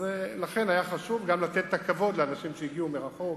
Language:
Hebrew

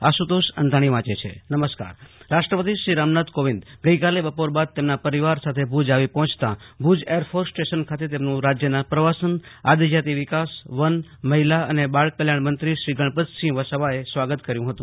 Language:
Gujarati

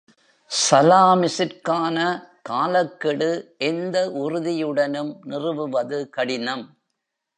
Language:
Tamil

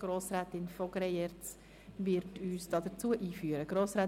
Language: Swiss German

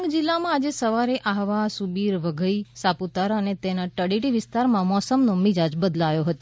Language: Gujarati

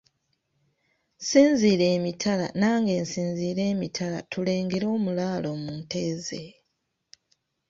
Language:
Ganda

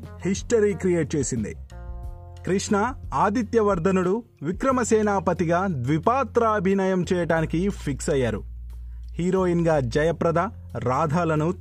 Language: Telugu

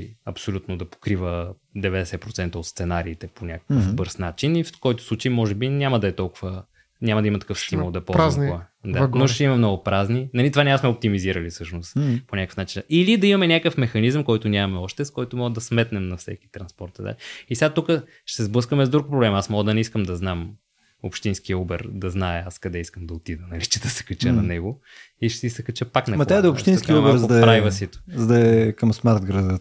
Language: Bulgarian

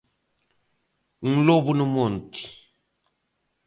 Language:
Galician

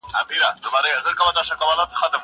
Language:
Pashto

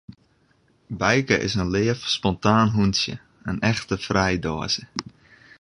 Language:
Western Frisian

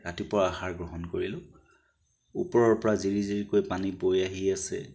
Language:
Assamese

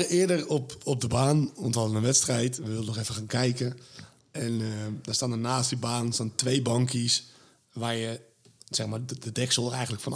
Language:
Dutch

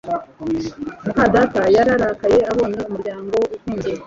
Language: Kinyarwanda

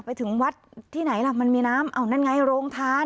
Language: Thai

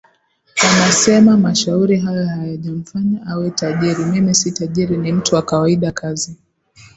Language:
Swahili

